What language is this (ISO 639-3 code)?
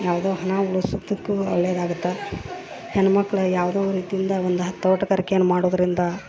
kan